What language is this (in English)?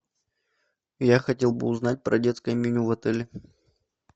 Russian